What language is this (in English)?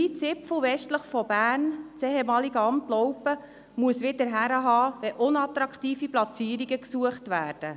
Swiss German